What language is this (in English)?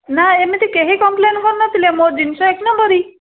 Odia